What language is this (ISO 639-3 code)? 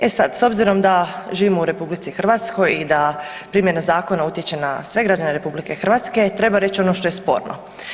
hrv